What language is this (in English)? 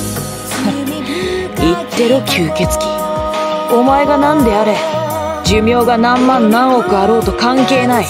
Japanese